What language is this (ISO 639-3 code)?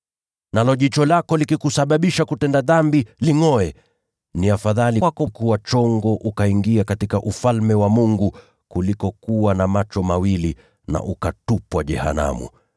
swa